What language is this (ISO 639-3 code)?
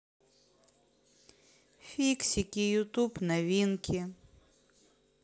rus